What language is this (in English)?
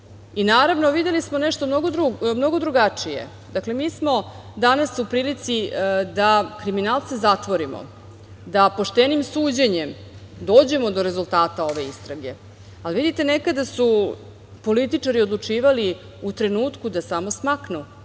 Serbian